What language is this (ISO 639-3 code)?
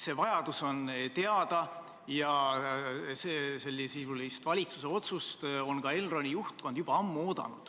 est